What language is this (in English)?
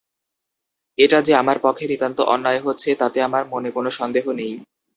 Bangla